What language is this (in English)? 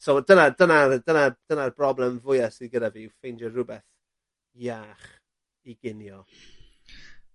Welsh